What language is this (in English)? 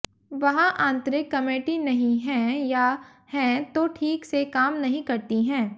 Hindi